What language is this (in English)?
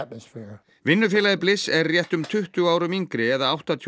Icelandic